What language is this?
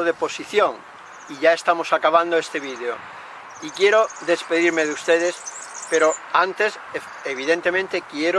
Spanish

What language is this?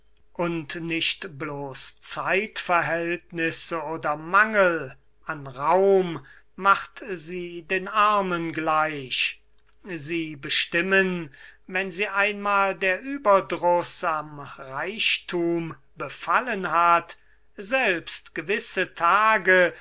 German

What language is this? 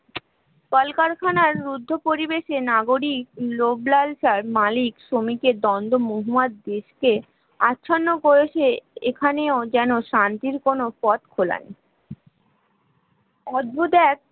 Bangla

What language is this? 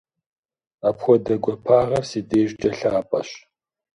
Kabardian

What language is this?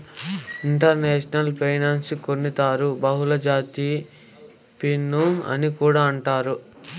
Telugu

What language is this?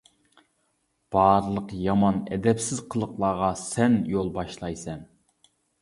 Uyghur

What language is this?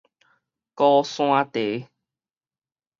Min Nan Chinese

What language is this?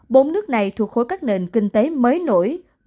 Vietnamese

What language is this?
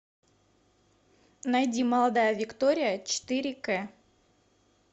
Russian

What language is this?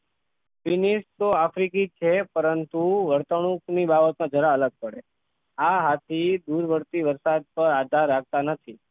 Gujarati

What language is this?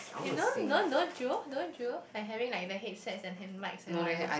English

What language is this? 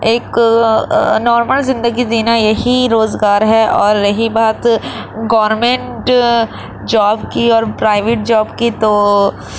Urdu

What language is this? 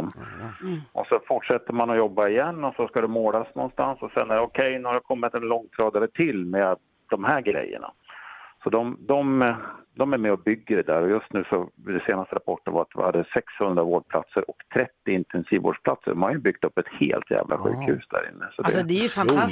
Swedish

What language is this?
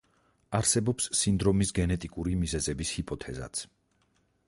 Georgian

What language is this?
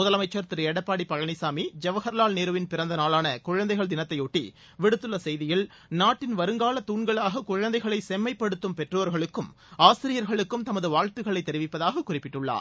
Tamil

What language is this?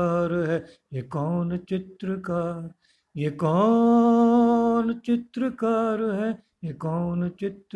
Hindi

